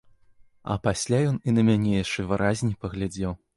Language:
Belarusian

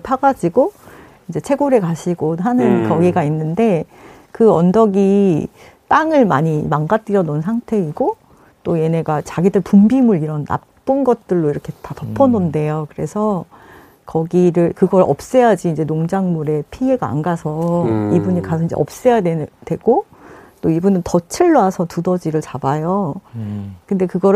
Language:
Korean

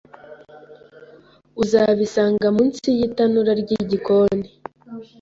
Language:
Kinyarwanda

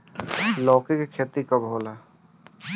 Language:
Bhojpuri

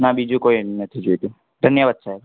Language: Gujarati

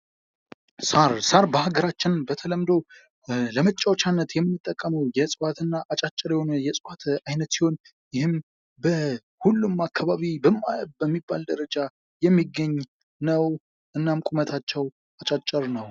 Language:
Amharic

